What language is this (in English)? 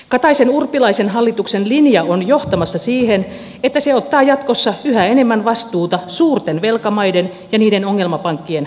Finnish